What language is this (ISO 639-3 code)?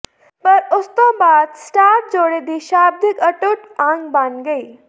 pan